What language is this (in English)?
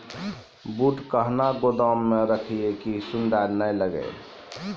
Maithili